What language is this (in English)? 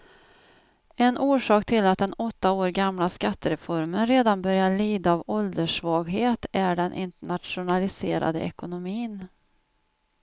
Swedish